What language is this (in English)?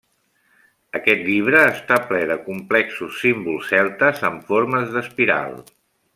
Catalan